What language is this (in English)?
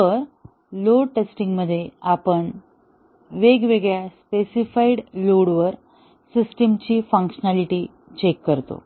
Marathi